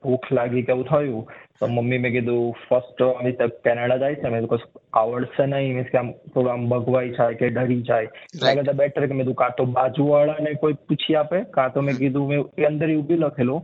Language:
Gujarati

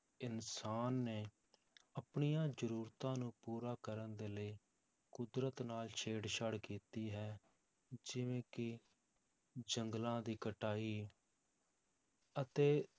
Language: Punjabi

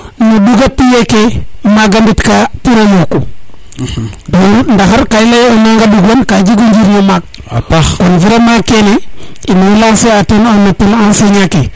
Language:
Serer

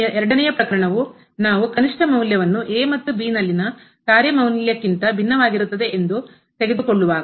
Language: Kannada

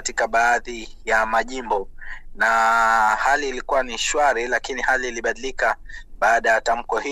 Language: Swahili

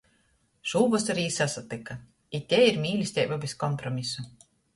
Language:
Latgalian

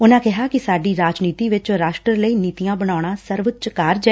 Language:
Punjabi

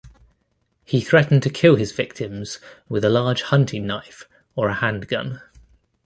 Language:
English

